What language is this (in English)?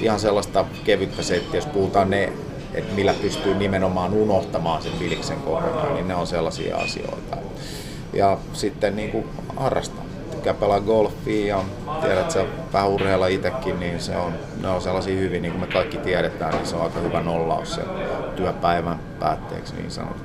Finnish